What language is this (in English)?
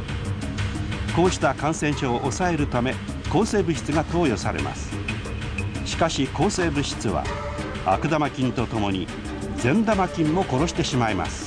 Japanese